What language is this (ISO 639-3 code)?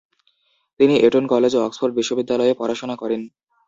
ben